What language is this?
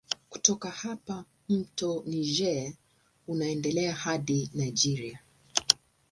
Swahili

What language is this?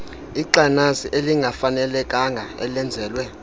Xhosa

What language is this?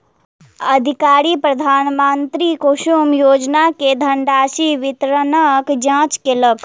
Maithili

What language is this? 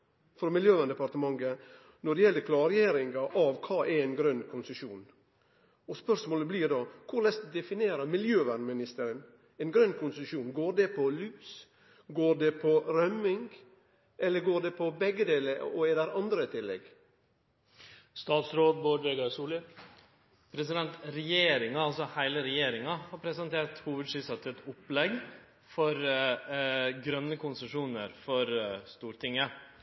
Norwegian Nynorsk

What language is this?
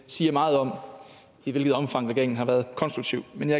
Danish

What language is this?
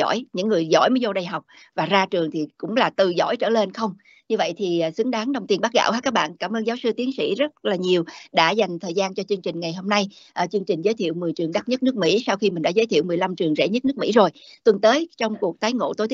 Vietnamese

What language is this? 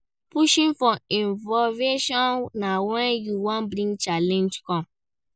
Nigerian Pidgin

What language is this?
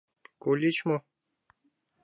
Mari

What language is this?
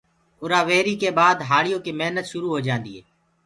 Gurgula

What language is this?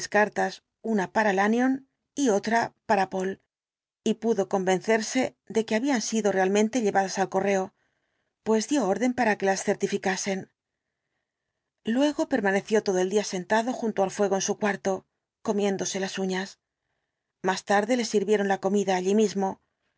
Spanish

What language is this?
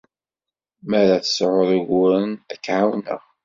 Kabyle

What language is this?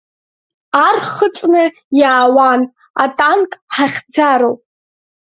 Abkhazian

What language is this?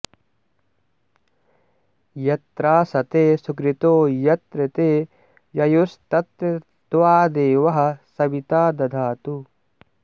Sanskrit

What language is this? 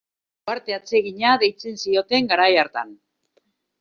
Basque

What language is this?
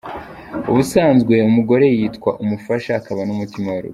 Kinyarwanda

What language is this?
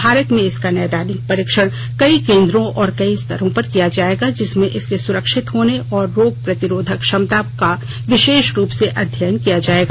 Hindi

